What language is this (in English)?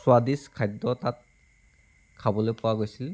Assamese